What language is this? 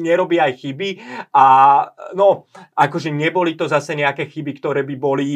Slovak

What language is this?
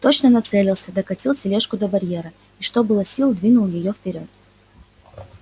Russian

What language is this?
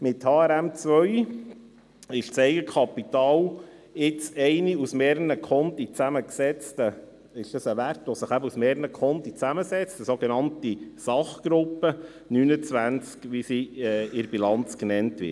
Swiss German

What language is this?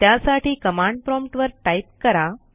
Marathi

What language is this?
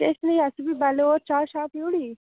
Dogri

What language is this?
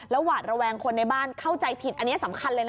Thai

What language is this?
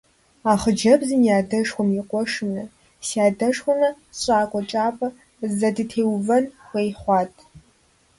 Kabardian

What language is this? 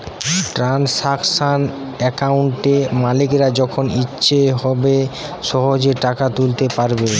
Bangla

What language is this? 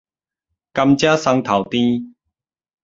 Min Nan Chinese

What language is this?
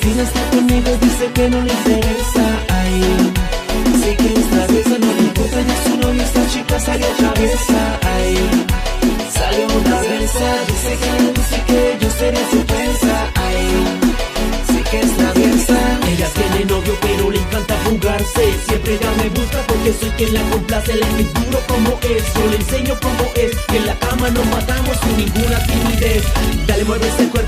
Polish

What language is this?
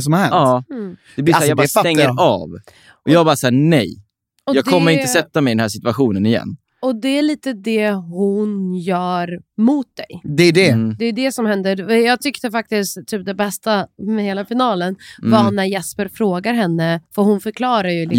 Swedish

